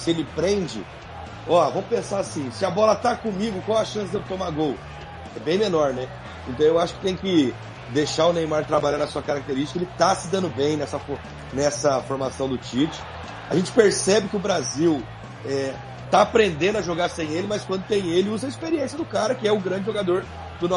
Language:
Portuguese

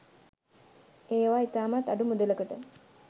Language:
Sinhala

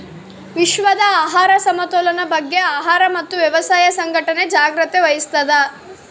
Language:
Kannada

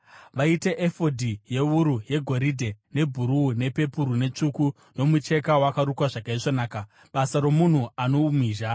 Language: Shona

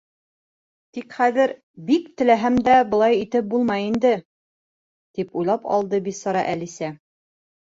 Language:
Bashkir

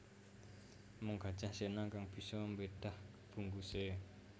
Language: Javanese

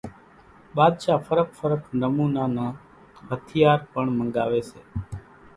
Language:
Kachi Koli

